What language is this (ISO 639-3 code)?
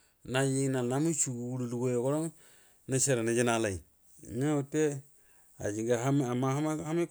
bdm